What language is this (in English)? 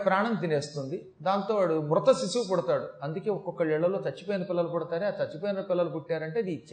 Telugu